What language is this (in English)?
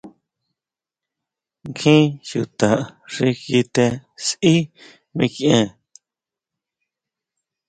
Huautla Mazatec